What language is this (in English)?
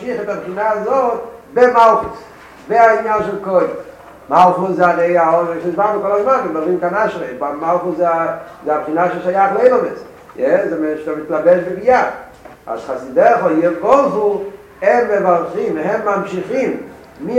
Hebrew